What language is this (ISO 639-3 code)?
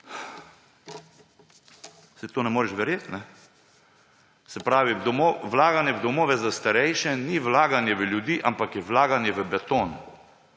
slv